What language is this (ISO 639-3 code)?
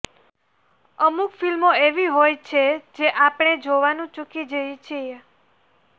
guj